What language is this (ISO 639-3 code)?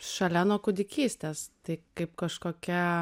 lit